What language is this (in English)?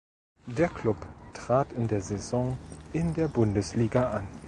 German